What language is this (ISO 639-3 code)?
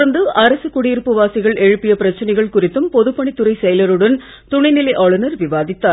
tam